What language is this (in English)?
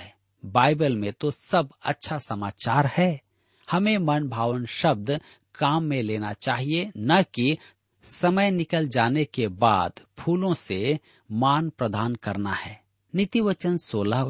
Hindi